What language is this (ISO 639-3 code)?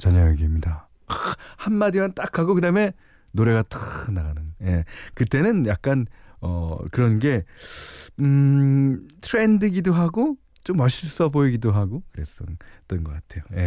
kor